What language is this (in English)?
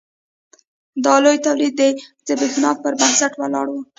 Pashto